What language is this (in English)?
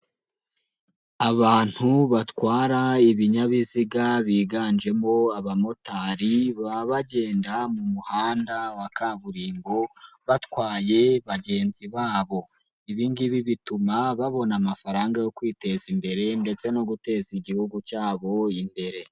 Kinyarwanda